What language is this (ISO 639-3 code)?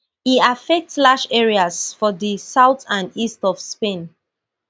pcm